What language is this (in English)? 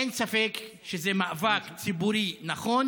Hebrew